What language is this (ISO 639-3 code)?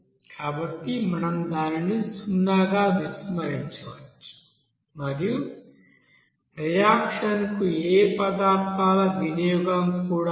tel